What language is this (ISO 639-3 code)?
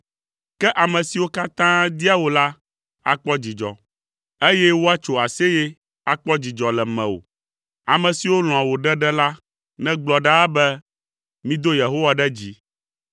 ewe